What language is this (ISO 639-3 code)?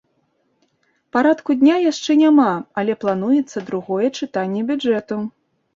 bel